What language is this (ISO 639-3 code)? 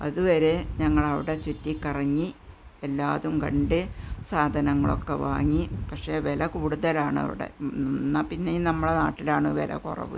mal